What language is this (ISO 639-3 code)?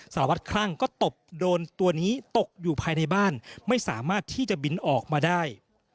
tha